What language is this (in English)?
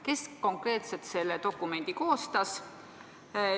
Estonian